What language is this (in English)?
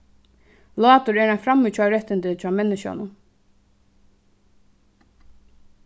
Faroese